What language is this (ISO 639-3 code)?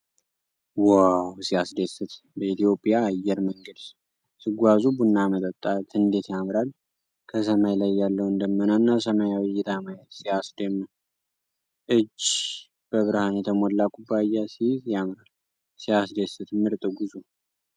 amh